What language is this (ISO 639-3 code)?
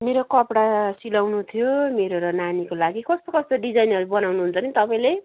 nep